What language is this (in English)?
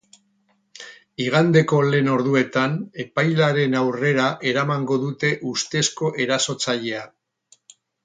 Basque